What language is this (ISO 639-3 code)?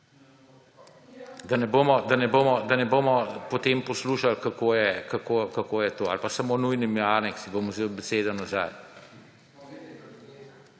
slv